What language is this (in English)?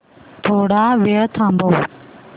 Marathi